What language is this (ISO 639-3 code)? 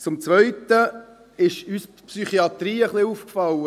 gsw